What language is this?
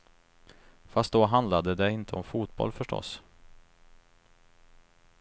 Swedish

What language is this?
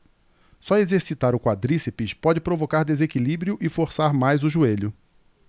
Portuguese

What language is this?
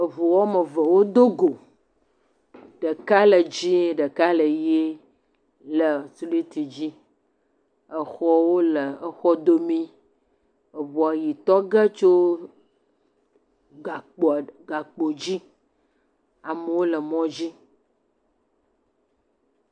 Ewe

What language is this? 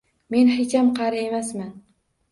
Uzbek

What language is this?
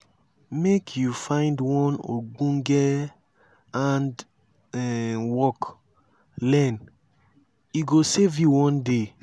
Nigerian Pidgin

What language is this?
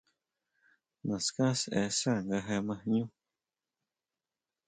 Huautla Mazatec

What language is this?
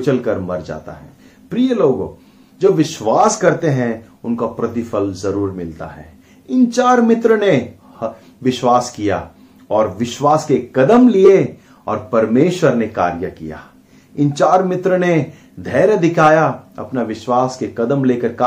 Hindi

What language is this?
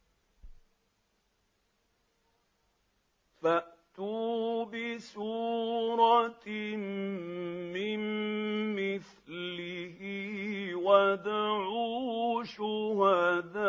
Arabic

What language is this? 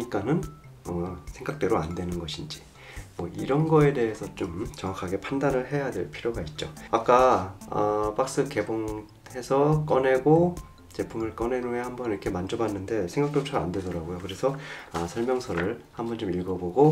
Korean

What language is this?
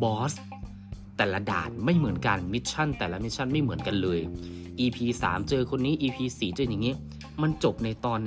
Thai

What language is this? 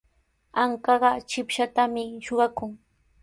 Sihuas Ancash Quechua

